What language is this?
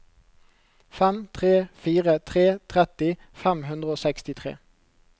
Norwegian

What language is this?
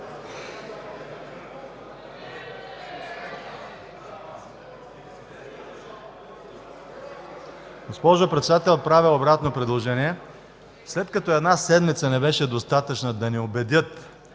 Bulgarian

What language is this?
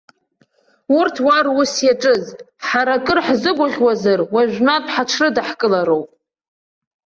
Abkhazian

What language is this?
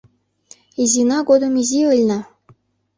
Mari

